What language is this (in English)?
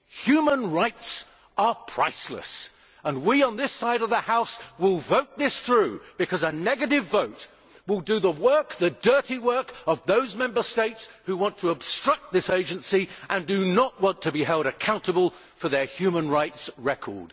English